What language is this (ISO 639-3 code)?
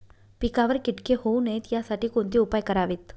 mar